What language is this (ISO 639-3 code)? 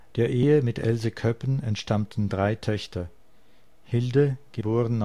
deu